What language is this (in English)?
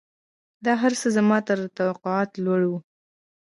Pashto